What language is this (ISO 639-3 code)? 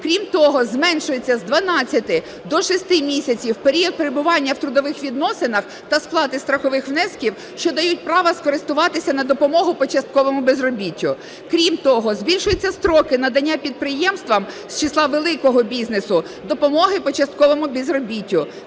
ukr